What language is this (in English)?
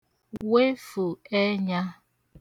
Igbo